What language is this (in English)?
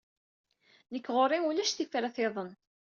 Kabyle